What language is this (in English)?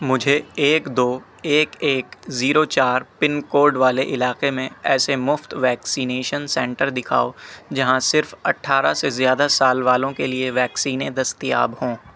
Urdu